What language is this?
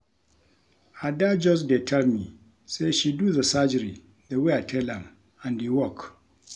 Nigerian Pidgin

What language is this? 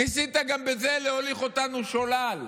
Hebrew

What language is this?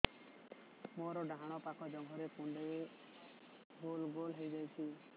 Odia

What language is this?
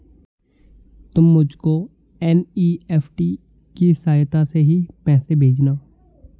Hindi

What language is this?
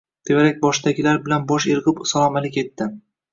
Uzbek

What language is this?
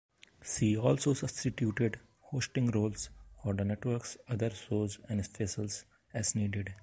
English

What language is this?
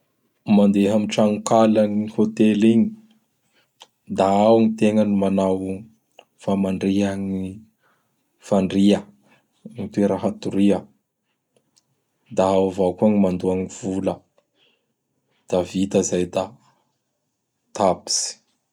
Bara Malagasy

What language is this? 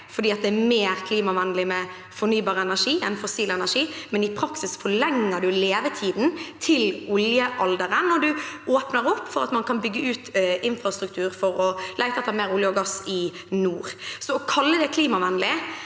Norwegian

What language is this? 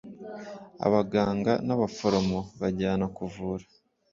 Kinyarwanda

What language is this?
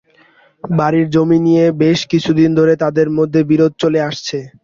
Bangla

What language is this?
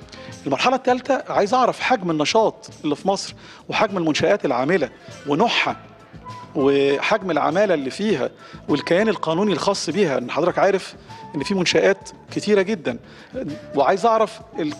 Arabic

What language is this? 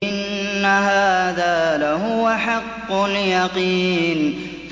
Arabic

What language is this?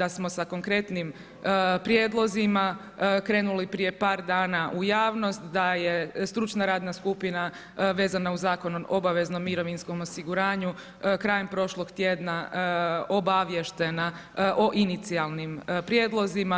Croatian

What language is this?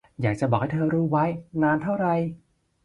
Thai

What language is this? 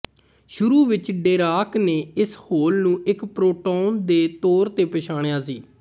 Punjabi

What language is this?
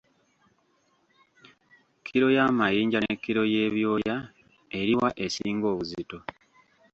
Ganda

